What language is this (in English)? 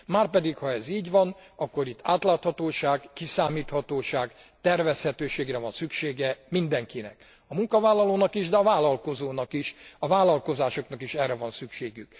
Hungarian